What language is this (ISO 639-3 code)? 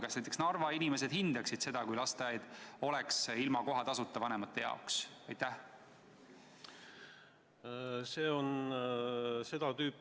est